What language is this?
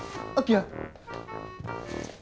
Vietnamese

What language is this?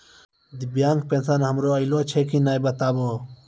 Maithili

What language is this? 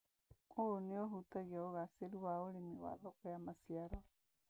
Kikuyu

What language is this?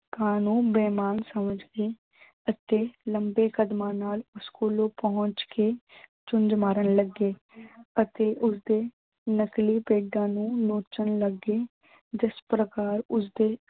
Punjabi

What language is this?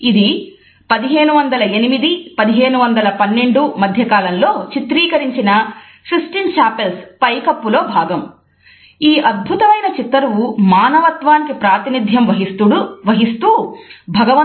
Telugu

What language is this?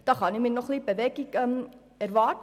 Swiss German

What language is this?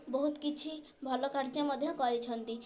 Odia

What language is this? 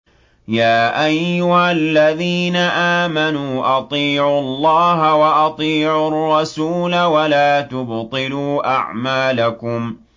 Arabic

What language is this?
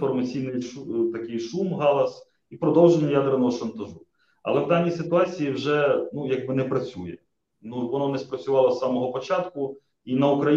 Ukrainian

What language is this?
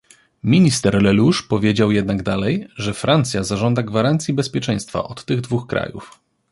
Polish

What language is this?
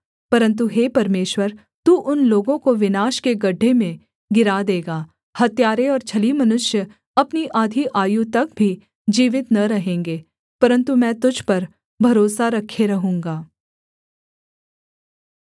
Hindi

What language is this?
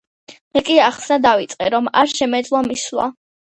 Georgian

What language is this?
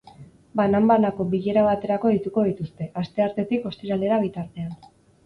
Basque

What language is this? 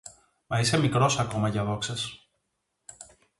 Greek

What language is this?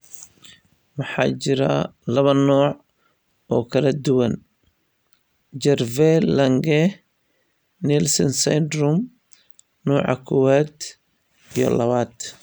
Somali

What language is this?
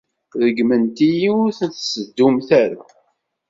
Kabyle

